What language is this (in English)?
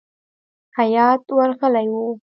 Pashto